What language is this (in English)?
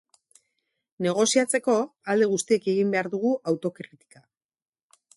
Basque